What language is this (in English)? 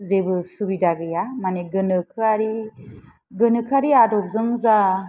Bodo